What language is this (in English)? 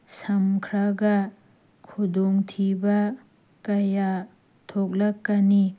Manipuri